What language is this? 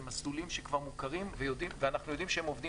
Hebrew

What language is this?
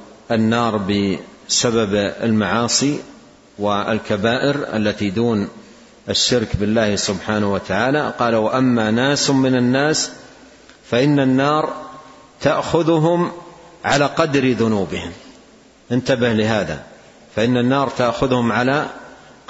Arabic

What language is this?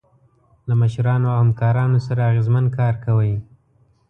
Pashto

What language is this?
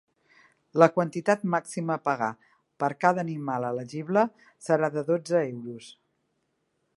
Catalan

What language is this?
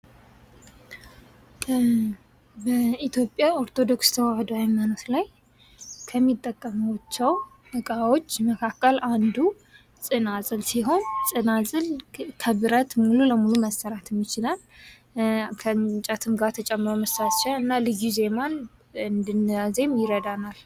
Amharic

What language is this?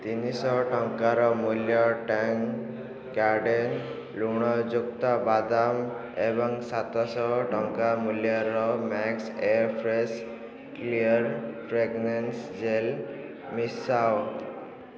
Odia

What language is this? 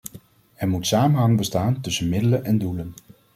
Dutch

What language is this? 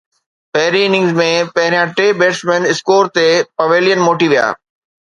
Sindhi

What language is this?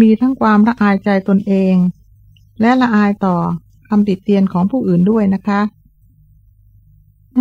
Thai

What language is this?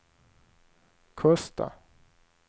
Swedish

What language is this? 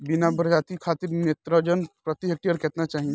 Bhojpuri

